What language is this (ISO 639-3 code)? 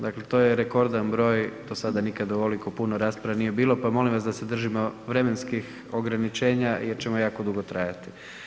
hrv